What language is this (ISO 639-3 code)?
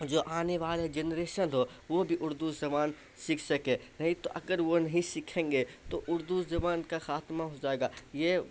urd